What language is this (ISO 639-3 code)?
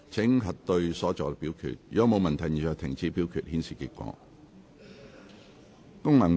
yue